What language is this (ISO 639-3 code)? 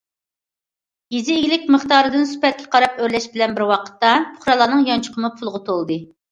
uig